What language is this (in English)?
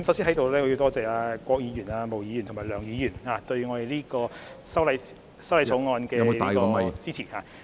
Cantonese